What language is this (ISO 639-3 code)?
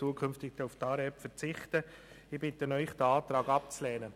gsw